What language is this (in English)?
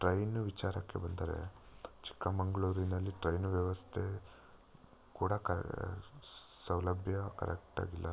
Kannada